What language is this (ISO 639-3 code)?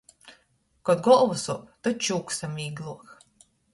ltg